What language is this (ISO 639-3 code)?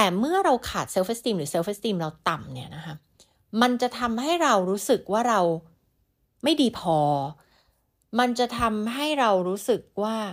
tha